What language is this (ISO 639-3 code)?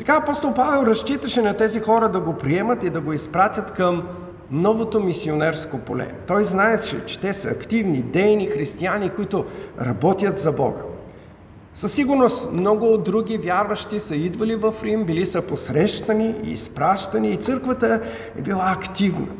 bul